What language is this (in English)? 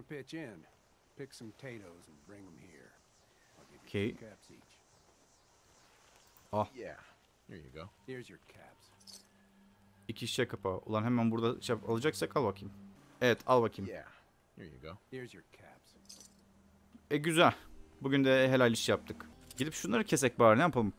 Turkish